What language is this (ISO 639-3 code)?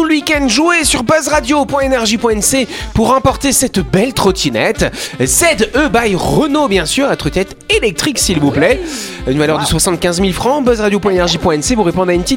fra